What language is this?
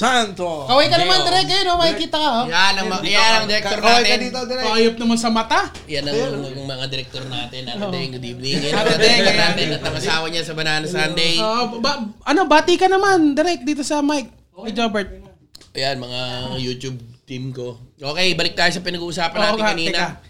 Filipino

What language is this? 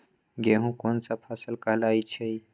Magahi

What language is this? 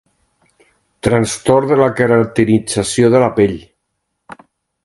Catalan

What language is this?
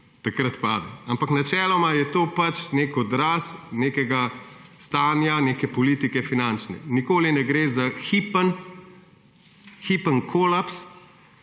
Slovenian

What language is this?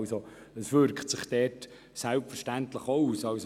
Swiss German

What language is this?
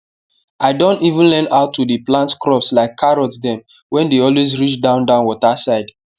Nigerian Pidgin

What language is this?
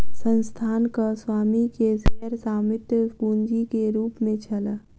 Maithili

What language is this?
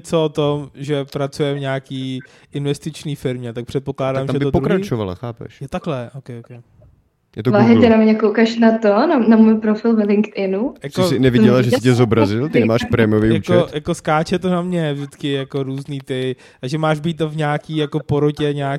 Czech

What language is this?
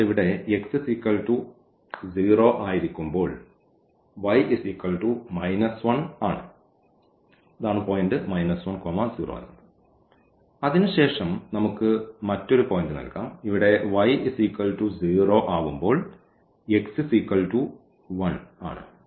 Malayalam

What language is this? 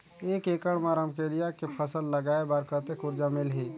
Chhattisgarhi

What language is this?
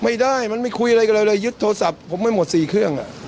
Thai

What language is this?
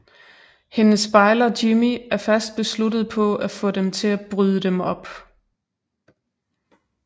Danish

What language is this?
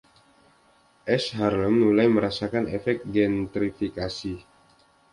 Indonesian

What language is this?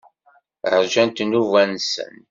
Kabyle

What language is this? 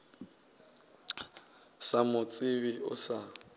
Northern Sotho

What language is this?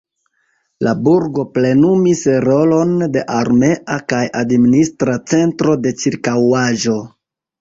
Esperanto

